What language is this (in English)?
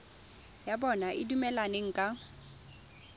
Tswana